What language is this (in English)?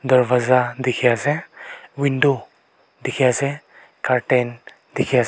Naga Pidgin